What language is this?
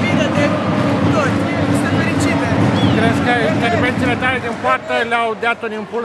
Romanian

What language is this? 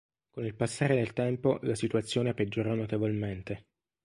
Italian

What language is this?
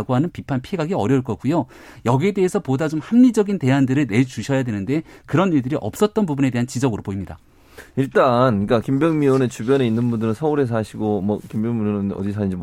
Korean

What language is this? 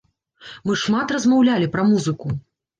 Belarusian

